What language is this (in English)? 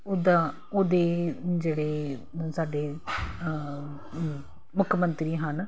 Punjabi